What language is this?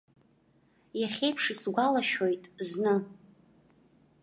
Abkhazian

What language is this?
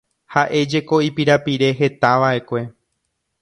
Guarani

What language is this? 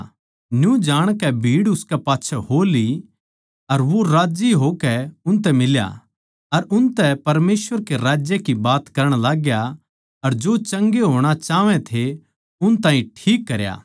Haryanvi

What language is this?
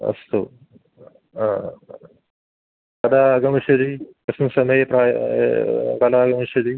Sanskrit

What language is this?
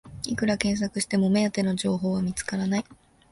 Japanese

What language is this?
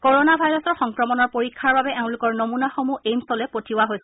Assamese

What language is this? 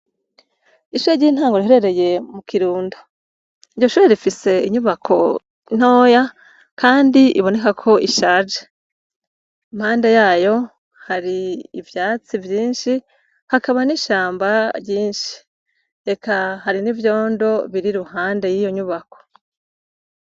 Rundi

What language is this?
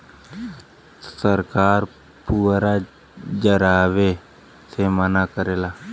Bhojpuri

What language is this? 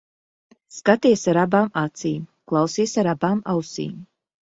Latvian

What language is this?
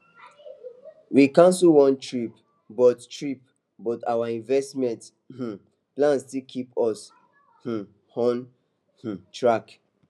Nigerian Pidgin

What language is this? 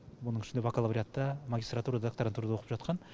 Kazakh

